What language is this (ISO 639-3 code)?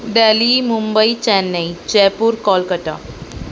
urd